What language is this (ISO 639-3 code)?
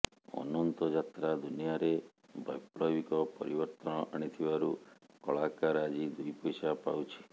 ori